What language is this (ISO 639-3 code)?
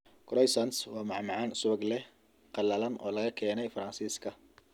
som